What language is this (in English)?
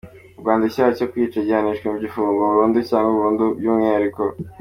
Kinyarwanda